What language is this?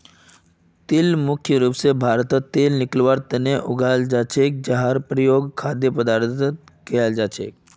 Magahi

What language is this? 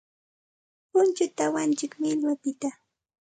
Santa Ana de Tusi Pasco Quechua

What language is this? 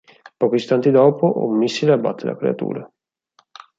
Italian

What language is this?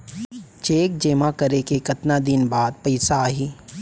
Chhattisgarhi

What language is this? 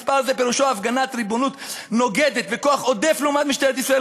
Hebrew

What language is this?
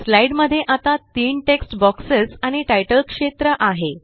Marathi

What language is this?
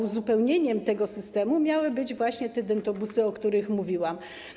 Polish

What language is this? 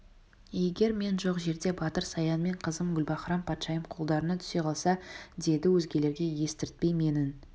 Kazakh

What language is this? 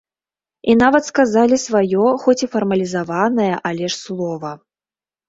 Belarusian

